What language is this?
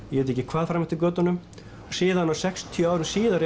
Icelandic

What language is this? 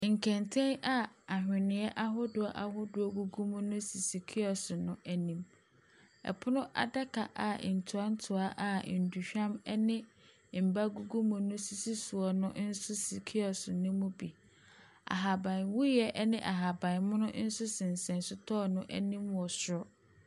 Akan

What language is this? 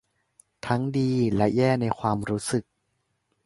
Thai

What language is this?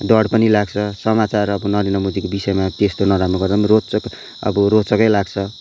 Nepali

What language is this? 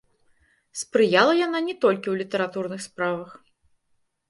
Belarusian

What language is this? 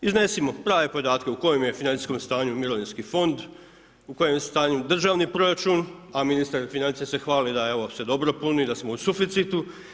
Croatian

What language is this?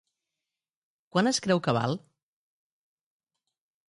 Catalan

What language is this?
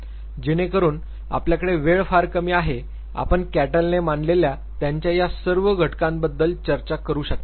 Marathi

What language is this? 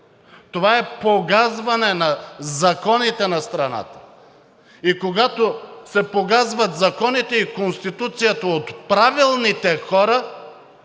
Bulgarian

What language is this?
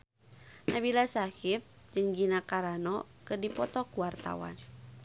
Sundanese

